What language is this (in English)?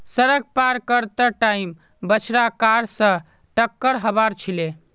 Magahi